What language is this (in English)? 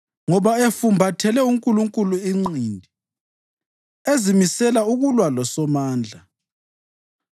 North Ndebele